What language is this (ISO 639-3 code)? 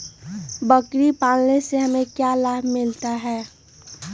mag